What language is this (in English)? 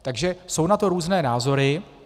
Czech